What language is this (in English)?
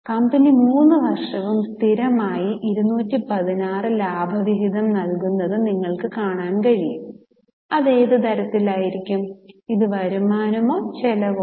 Malayalam